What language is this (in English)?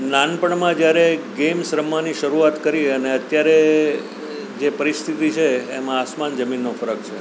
Gujarati